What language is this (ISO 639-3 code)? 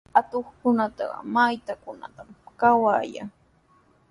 qws